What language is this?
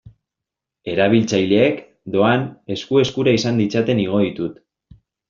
Basque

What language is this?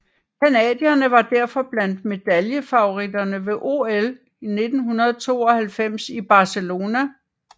Danish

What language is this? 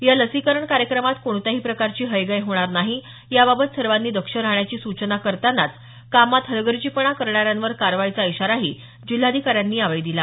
Marathi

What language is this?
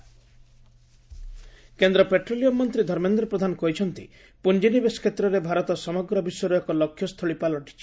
Odia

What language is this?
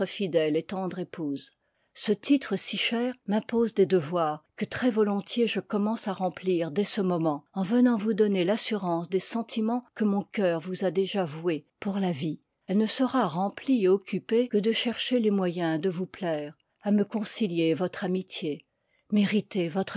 French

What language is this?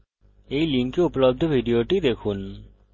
Bangla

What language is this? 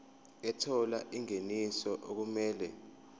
Zulu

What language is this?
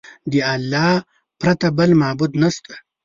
Pashto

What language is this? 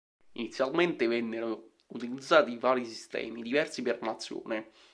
Italian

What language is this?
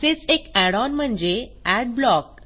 Marathi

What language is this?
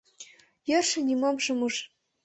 Mari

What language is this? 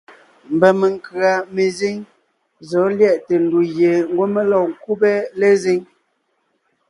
Ngiemboon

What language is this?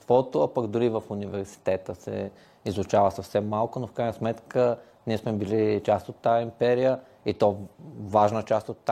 Bulgarian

